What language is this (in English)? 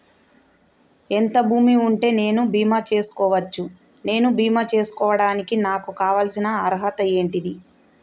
Telugu